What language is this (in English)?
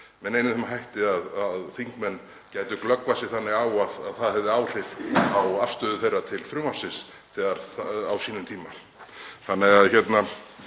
Icelandic